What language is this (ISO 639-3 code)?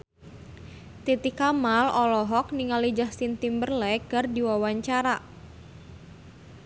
sun